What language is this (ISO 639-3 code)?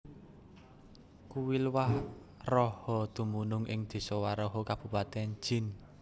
jav